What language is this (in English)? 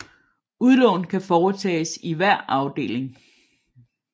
Danish